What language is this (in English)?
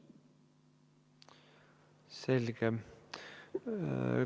Estonian